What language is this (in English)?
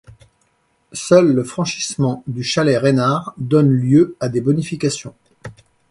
French